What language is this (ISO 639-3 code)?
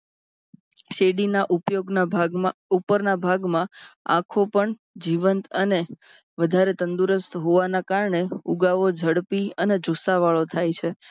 guj